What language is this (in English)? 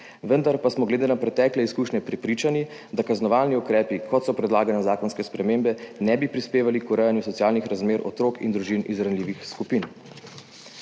Slovenian